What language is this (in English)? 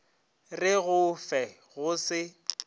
Northern Sotho